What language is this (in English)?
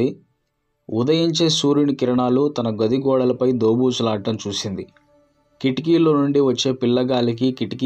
Telugu